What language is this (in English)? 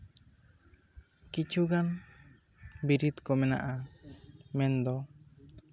Santali